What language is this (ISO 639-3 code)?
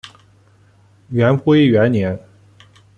zho